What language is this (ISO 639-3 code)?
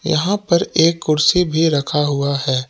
hin